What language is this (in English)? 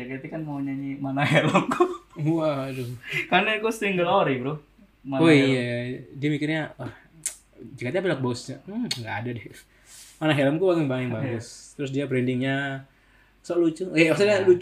Indonesian